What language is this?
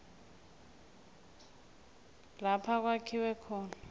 South Ndebele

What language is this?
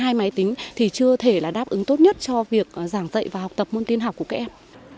Vietnamese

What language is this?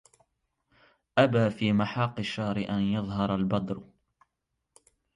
Arabic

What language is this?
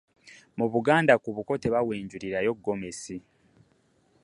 Ganda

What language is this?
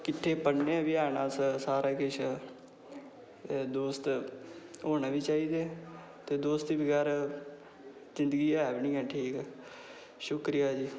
Dogri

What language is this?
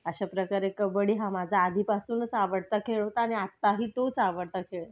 Marathi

